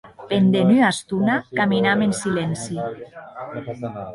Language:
Occitan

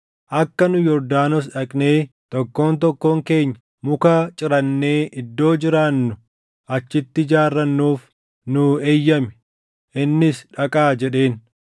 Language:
Oromo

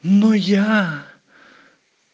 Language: Russian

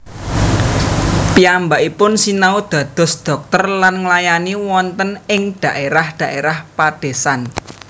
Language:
Javanese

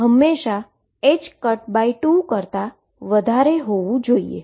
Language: Gujarati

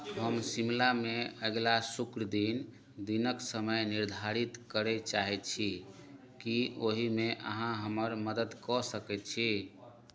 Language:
Maithili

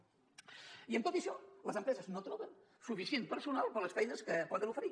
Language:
Catalan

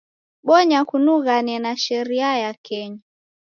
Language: Taita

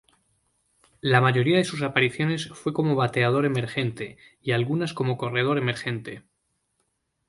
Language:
Spanish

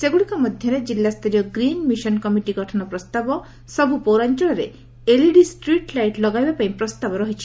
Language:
Odia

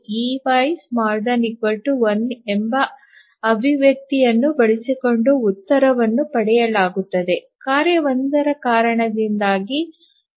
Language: Kannada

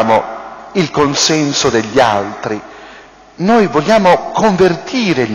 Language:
Italian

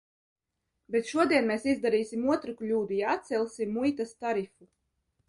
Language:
Latvian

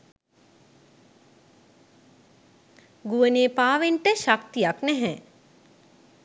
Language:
Sinhala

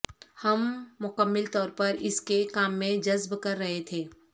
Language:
Urdu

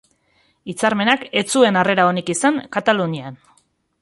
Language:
Basque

